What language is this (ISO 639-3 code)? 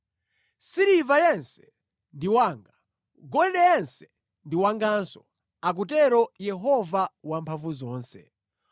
nya